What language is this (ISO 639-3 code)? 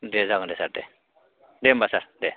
brx